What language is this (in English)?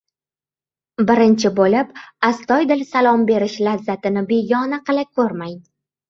Uzbek